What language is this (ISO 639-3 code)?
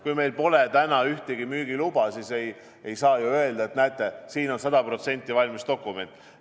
est